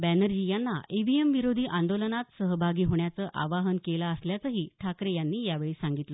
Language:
Marathi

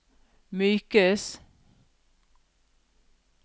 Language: Norwegian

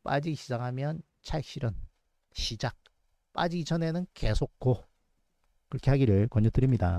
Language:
Korean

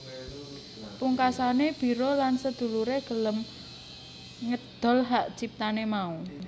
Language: Javanese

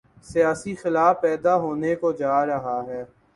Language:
Urdu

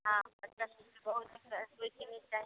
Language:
Maithili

